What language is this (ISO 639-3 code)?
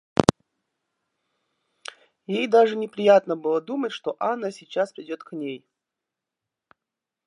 rus